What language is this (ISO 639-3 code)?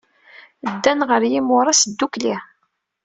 kab